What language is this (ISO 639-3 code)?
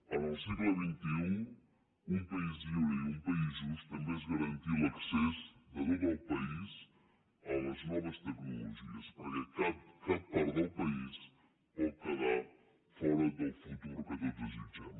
cat